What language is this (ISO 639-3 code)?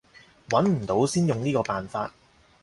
yue